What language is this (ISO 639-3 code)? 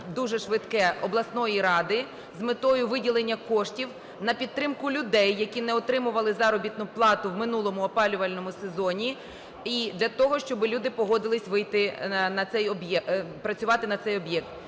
ukr